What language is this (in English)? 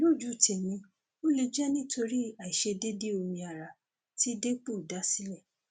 Yoruba